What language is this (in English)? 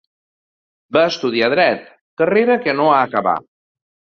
Catalan